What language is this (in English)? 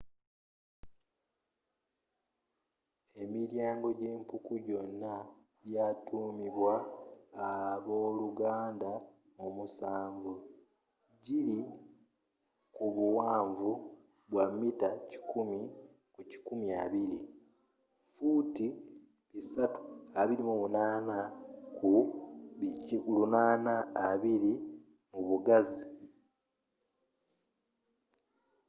Ganda